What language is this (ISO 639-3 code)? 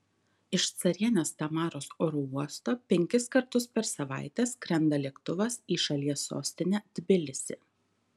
lit